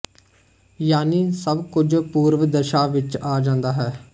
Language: Punjabi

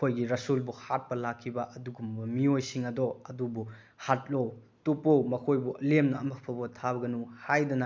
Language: Manipuri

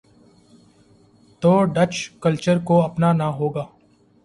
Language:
Urdu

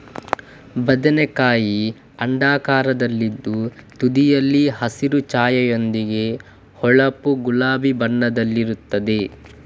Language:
Kannada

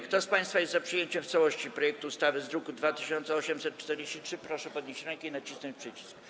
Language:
Polish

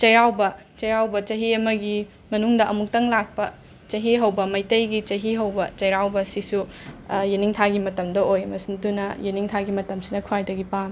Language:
Manipuri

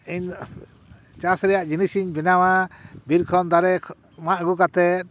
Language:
Santali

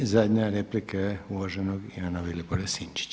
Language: Croatian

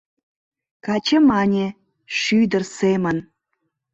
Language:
Mari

